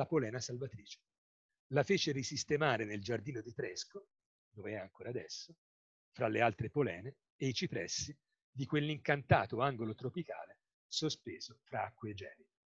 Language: Italian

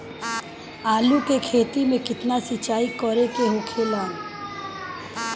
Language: Bhojpuri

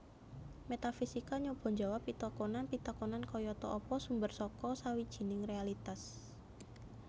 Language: Javanese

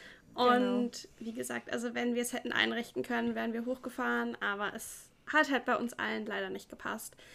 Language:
German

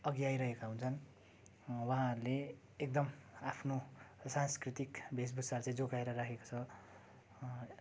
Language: Nepali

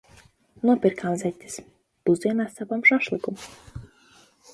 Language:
Latvian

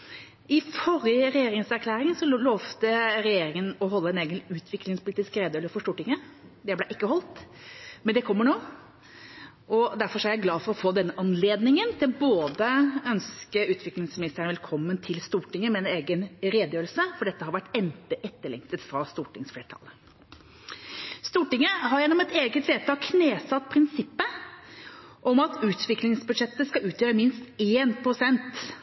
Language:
Norwegian Bokmål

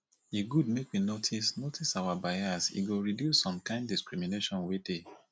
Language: Nigerian Pidgin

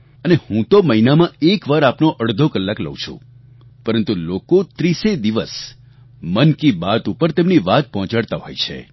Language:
Gujarati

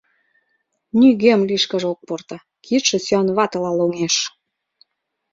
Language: Mari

